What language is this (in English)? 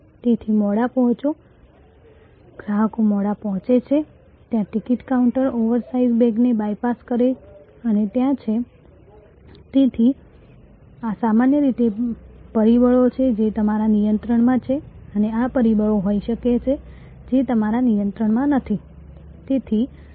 Gujarati